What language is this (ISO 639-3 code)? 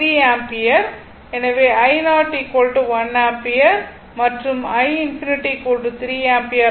tam